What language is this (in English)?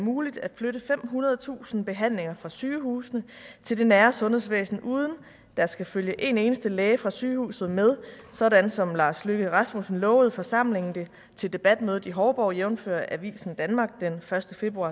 Danish